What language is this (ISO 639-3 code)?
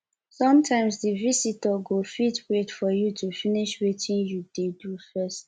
pcm